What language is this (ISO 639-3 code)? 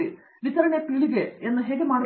kan